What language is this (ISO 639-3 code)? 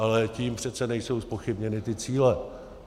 ces